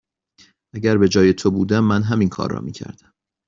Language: Persian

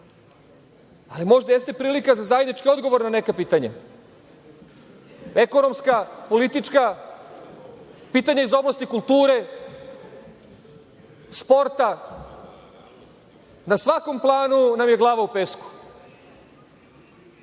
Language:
Serbian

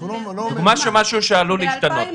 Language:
Hebrew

